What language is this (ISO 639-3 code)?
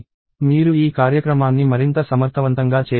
tel